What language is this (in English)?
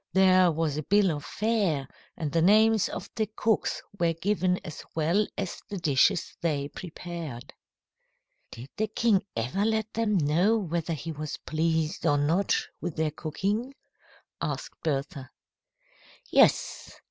English